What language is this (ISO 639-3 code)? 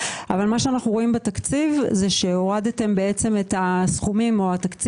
heb